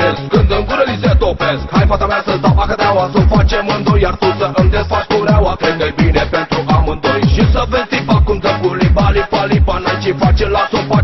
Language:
Romanian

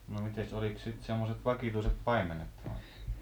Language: Finnish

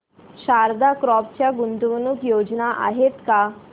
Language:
Marathi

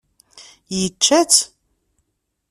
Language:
Kabyle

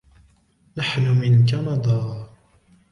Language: Arabic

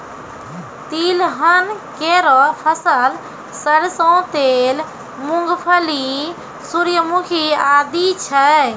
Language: Maithili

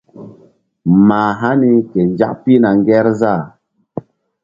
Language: Mbum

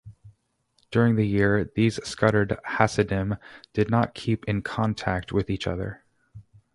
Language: English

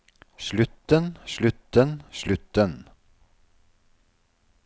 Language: Norwegian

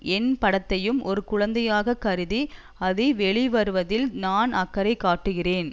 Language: Tamil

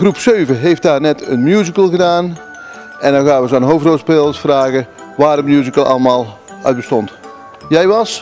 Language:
Dutch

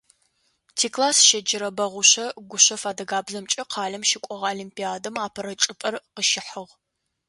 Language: Adyghe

